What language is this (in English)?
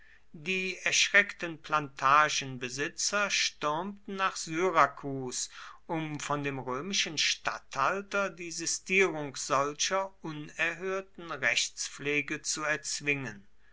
German